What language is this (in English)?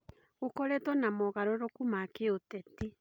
Kikuyu